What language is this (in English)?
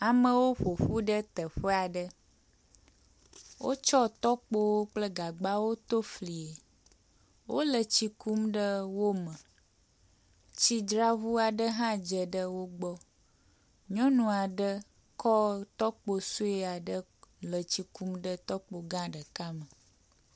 Ewe